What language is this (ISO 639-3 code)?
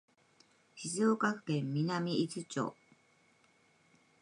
jpn